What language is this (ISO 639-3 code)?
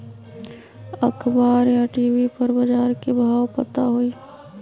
mag